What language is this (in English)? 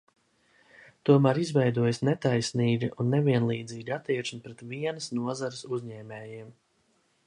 Latvian